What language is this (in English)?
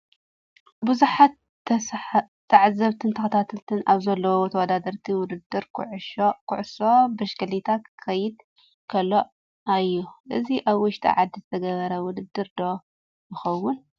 Tigrinya